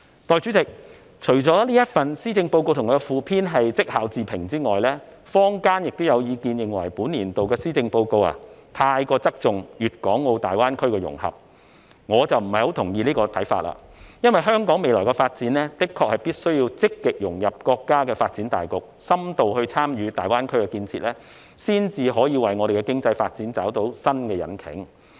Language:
Cantonese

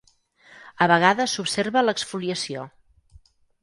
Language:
Catalan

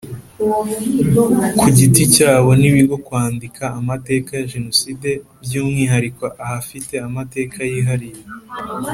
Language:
Kinyarwanda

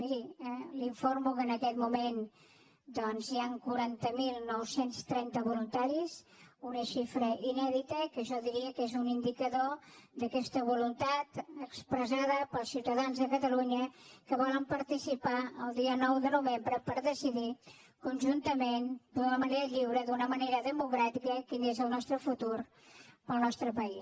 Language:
Catalan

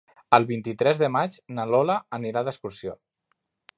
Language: Catalan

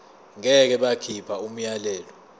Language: Zulu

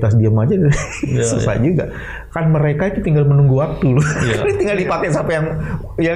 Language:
Indonesian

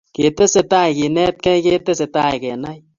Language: Kalenjin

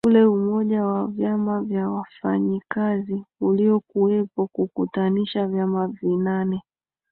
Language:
Swahili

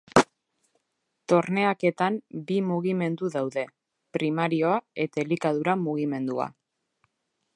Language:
Basque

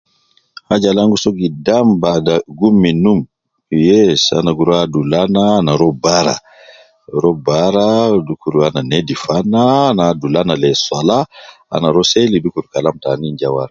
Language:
Nubi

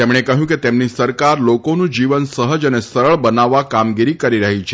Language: Gujarati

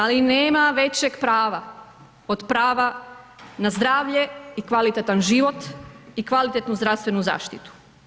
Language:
Croatian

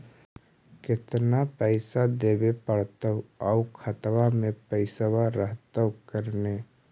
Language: Magahi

